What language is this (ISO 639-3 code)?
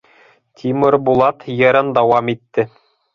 bak